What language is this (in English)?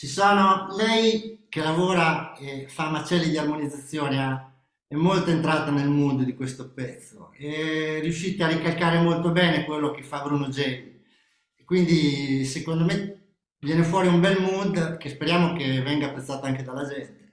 Italian